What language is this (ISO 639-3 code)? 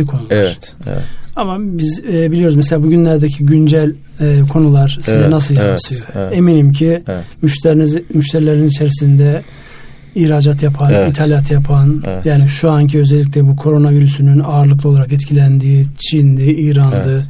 tur